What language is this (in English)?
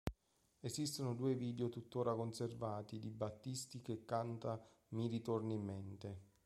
Italian